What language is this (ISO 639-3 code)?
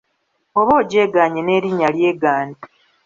lug